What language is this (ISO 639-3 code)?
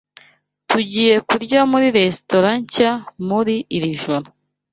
kin